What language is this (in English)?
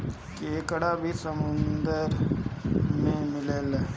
Bhojpuri